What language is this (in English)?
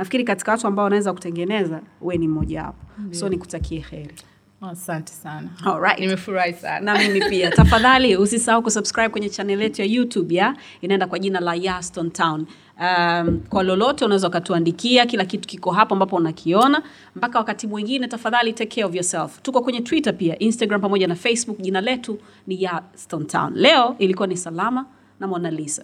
Swahili